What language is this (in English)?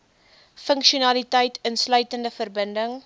Afrikaans